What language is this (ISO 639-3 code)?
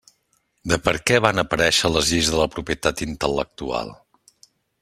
cat